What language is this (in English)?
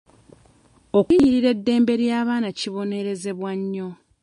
Ganda